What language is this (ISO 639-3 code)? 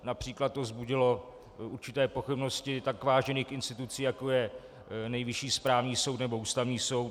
ces